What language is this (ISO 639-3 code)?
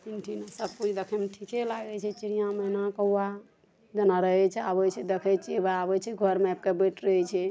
mai